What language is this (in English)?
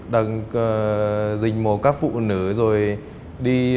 Vietnamese